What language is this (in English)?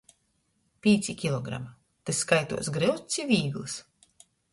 Latgalian